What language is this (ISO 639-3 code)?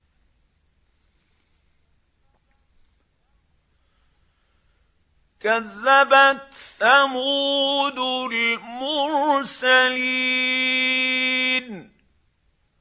ara